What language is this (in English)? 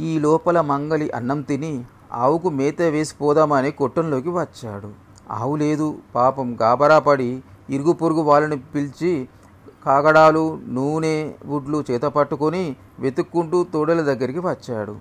Telugu